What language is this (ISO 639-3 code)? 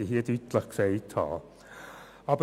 gsw